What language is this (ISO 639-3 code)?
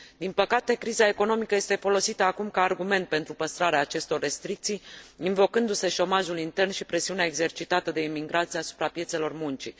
ron